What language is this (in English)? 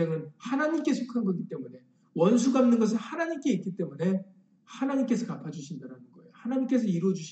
Korean